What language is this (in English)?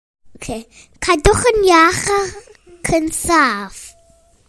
Welsh